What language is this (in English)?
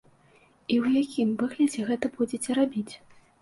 Belarusian